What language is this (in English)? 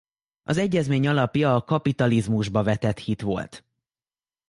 Hungarian